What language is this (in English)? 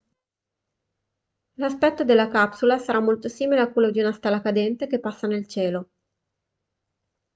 Italian